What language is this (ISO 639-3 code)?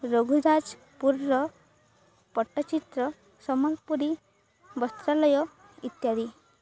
ori